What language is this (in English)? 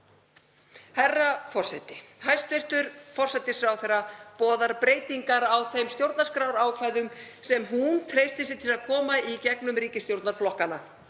Icelandic